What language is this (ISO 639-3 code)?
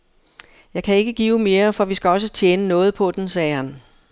dan